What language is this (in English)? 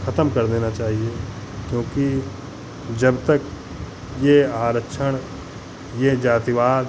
Hindi